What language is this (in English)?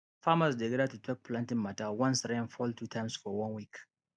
Nigerian Pidgin